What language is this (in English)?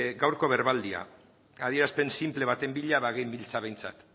Basque